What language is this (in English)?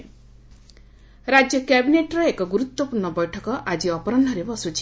Odia